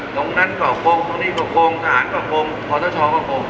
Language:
Thai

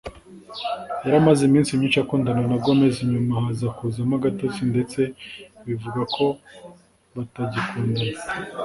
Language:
Kinyarwanda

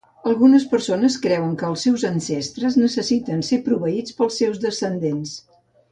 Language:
Catalan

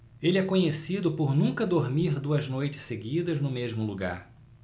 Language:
Portuguese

